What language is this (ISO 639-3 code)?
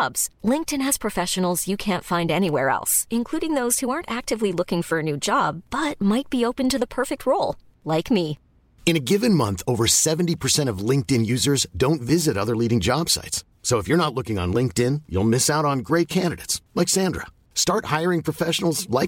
eng